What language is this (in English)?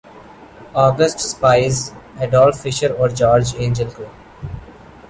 Urdu